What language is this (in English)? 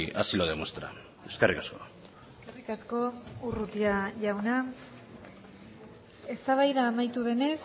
Basque